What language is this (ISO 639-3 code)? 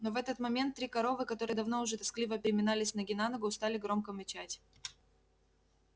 rus